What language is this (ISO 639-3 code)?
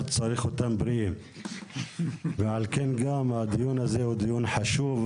heb